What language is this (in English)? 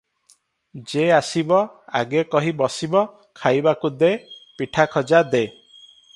Odia